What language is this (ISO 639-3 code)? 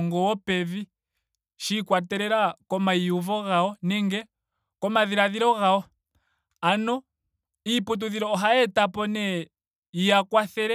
ndo